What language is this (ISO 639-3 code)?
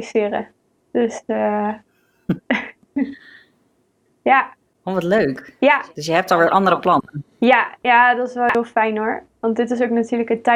nld